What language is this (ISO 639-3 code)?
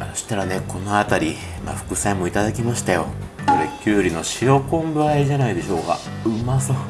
jpn